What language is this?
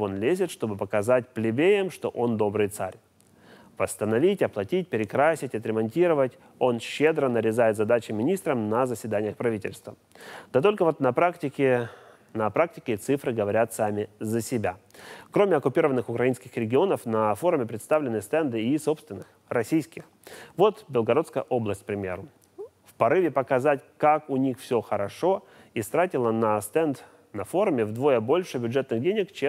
Russian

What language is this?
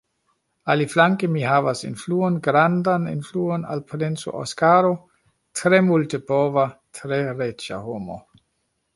Esperanto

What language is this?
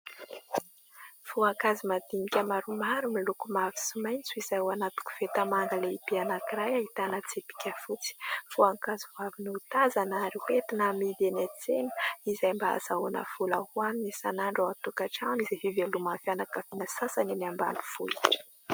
Malagasy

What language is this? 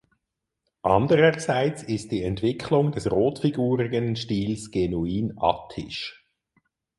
German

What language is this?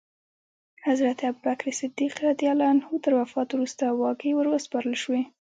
Pashto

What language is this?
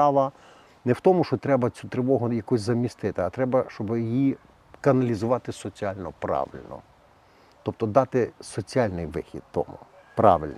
Ukrainian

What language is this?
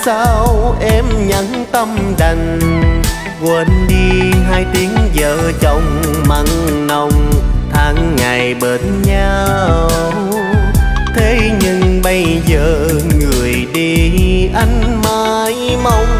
Vietnamese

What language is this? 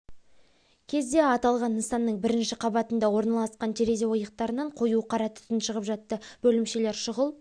Kazakh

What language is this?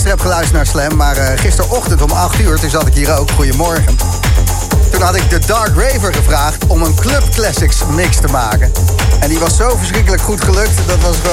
Dutch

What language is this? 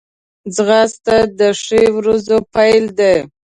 Pashto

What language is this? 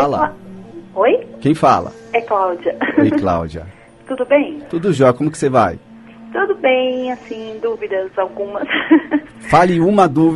Portuguese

